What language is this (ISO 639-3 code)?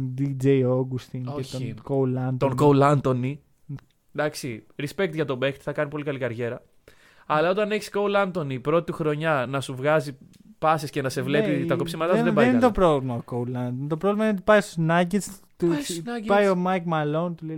ell